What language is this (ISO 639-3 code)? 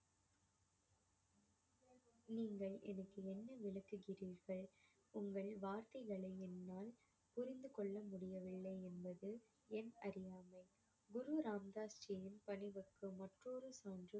tam